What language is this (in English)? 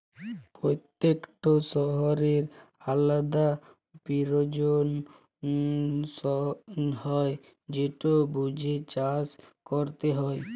Bangla